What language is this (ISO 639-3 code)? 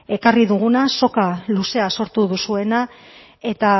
eus